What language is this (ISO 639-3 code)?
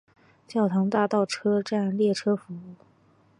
zho